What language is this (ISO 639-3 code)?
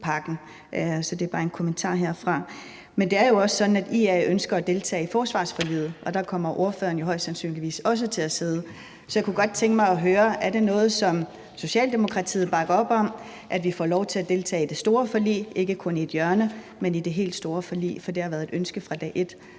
dan